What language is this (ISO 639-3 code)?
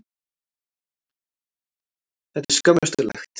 isl